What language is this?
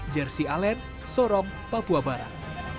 Indonesian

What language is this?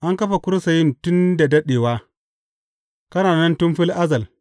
Hausa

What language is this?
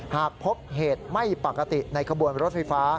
Thai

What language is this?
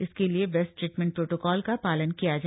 Hindi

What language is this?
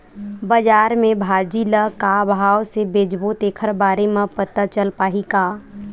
Chhattisgarhi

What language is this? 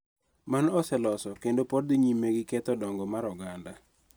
Luo (Kenya and Tanzania)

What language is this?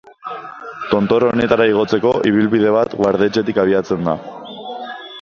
Basque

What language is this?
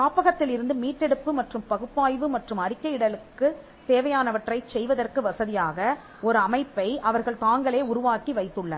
Tamil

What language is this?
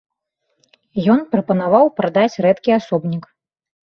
Belarusian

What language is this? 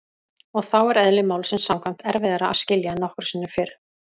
Icelandic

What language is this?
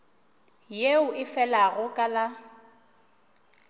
Northern Sotho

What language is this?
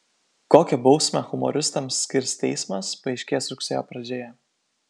Lithuanian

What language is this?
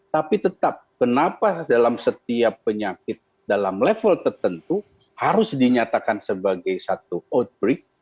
Indonesian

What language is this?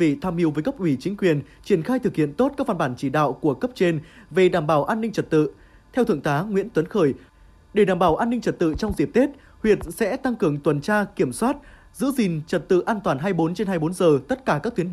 Vietnamese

